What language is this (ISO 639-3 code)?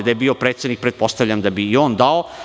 srp